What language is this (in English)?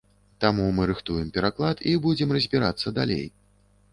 Belarusian